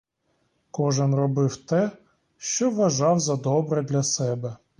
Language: Ukrainian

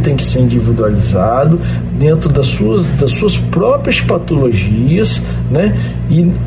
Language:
Portuguese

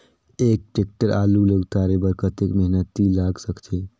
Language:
Chhattisgarhi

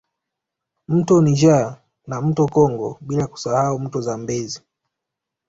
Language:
Swahili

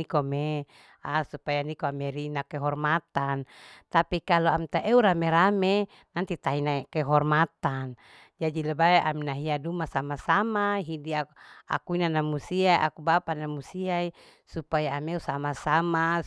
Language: Larike-Wakasihu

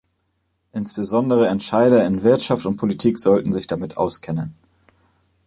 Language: German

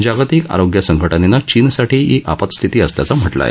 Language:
Marathi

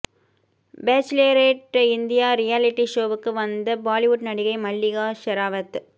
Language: Tamil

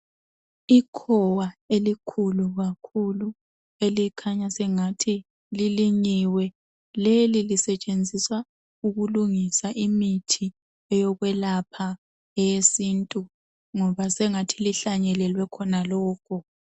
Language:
North Ndebele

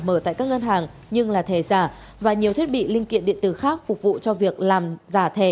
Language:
Vietnamese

